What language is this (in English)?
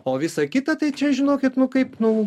Lithuanian